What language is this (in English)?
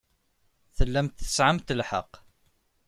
Kabyle